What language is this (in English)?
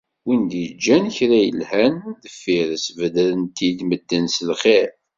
Kabyle